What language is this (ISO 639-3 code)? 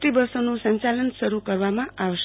guj